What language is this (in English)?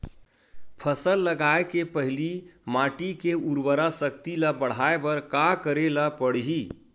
Chhattisgarhi